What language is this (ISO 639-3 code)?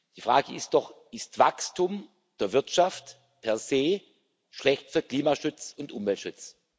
deu